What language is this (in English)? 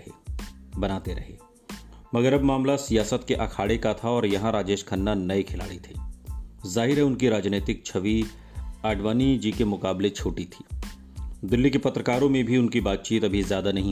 Hindi